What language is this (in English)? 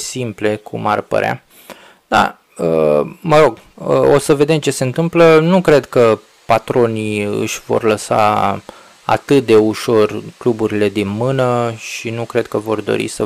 Romanian